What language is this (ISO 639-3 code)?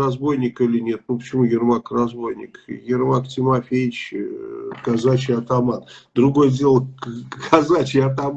rus